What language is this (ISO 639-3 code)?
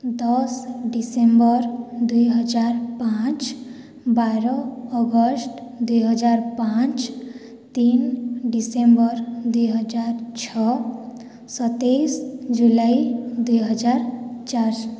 ori